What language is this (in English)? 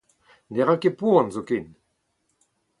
Breton